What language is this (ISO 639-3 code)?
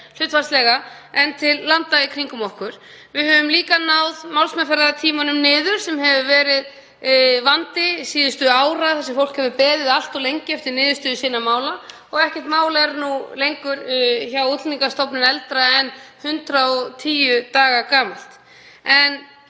isl